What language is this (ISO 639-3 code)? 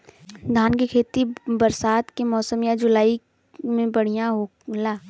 bho